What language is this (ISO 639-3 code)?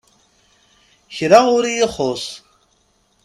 kab